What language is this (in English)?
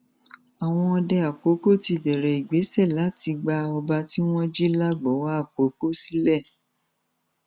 Yoruba